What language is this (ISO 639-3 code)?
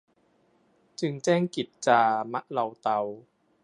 tha